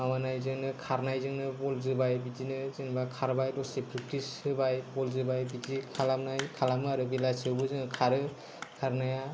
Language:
Bodo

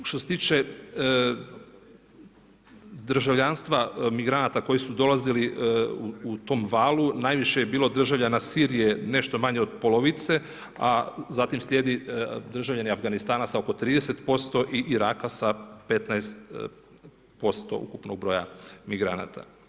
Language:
Croatian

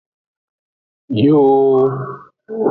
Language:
Aja (Benin)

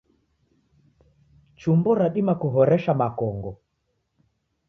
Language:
Taita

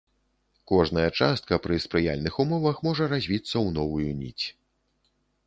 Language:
Belarusian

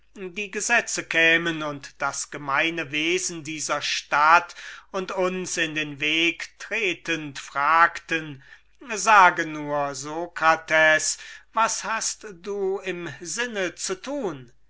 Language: German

